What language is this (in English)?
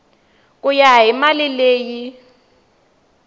Tsonga